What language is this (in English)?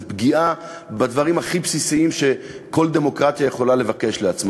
Hebrew